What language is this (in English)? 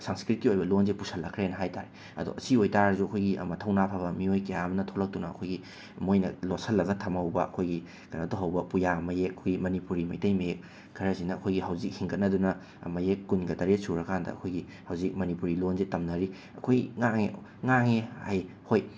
Manipuri